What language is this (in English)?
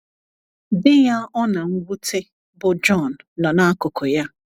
Igbo